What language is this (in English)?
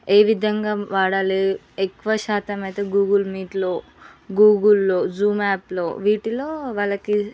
Telugu